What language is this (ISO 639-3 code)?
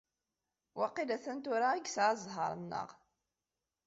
kab